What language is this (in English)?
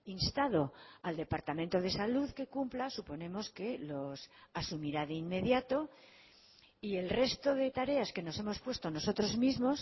Spanish